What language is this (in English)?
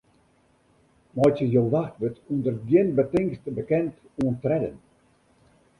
Western Frisian